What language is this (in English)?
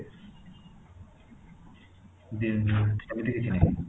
Odia